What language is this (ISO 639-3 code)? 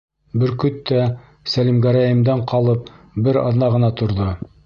bak